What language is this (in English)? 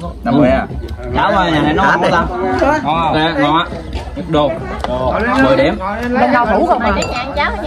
Vietnamese